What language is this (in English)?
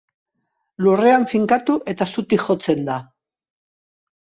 Basque